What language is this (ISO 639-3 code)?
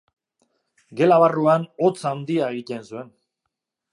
eus